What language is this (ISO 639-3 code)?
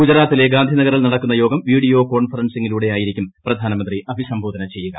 mal